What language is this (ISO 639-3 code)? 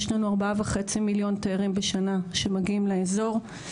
heb